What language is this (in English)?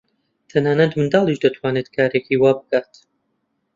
Central Kurdish